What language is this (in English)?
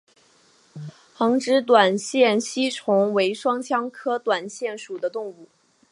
Chinese